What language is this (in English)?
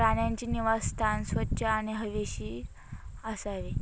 Marathi